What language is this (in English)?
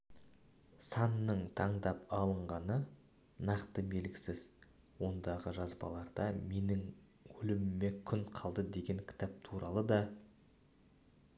Kazakh